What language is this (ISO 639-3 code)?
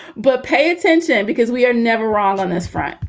eng